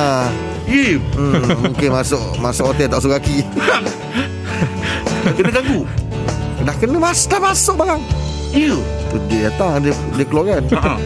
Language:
Malay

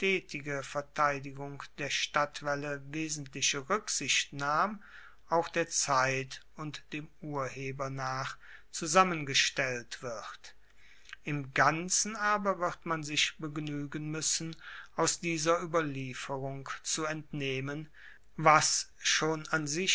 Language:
German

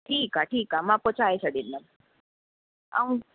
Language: Sindhi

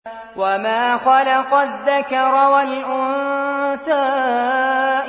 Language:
Arabic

